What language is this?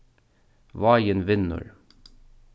Faroese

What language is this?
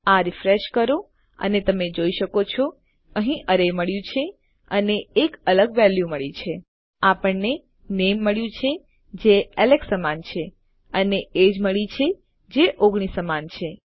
Gujarati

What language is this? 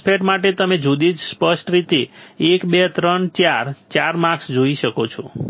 Gujarati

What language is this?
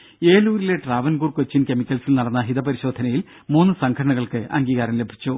Malayalam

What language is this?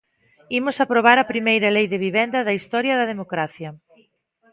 Galician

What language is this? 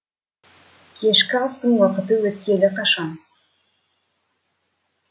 Kazakh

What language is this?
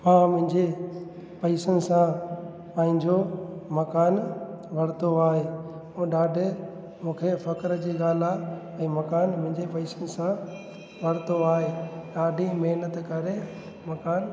Sindhi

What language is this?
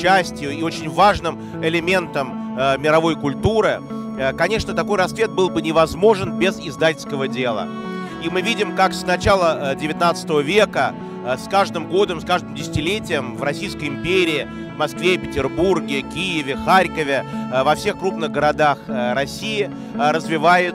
Russian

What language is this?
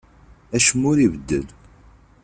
Kabyle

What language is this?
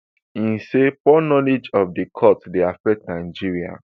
Nigerian Pidgin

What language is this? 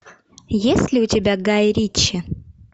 Russian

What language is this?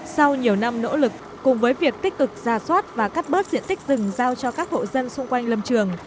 Vietnamese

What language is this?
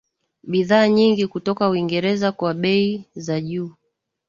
Swahili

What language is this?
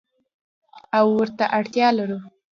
Pashto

